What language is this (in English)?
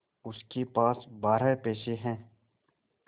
Hindi